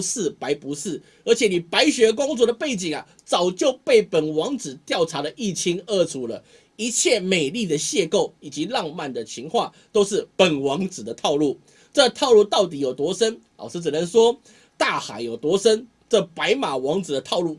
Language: Chinese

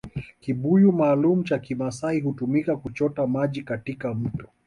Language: Swahili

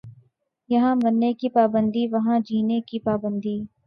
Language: Urdu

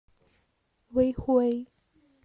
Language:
Russian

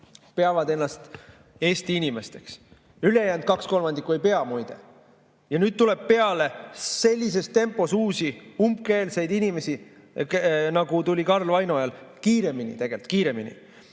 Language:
Estonian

